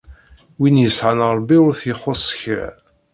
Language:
Kabyle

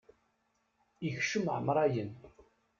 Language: Kabyle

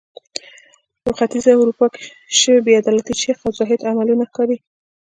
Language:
Pashto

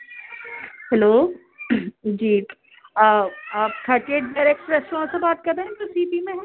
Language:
Urdu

